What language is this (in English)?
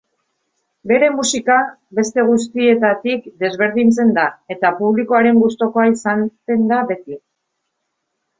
Basque